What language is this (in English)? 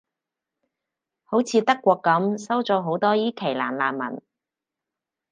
Cantonese